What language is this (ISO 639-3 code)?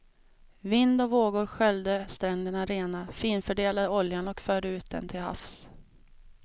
swe